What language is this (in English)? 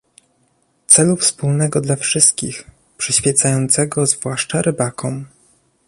Polish